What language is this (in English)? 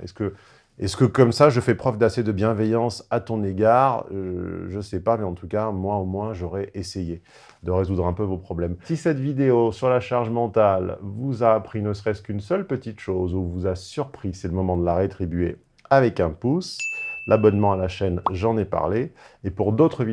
French